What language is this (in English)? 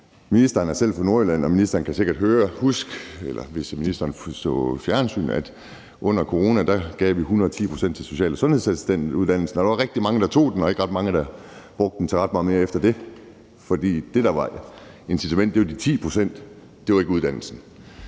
Danish